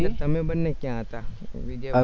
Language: Gujarati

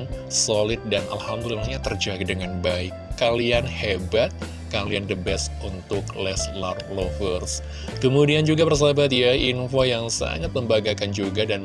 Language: Indonesian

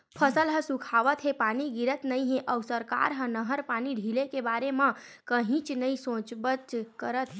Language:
Chhattisgarhi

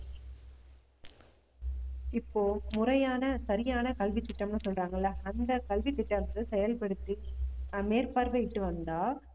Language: Tamil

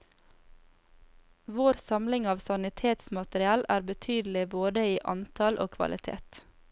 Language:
Norwegian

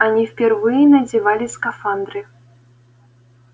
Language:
Russian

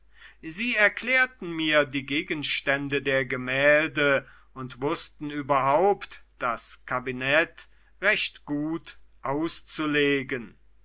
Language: German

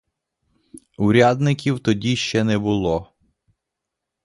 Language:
Ukrainian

